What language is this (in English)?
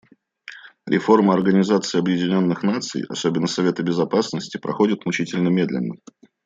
Russian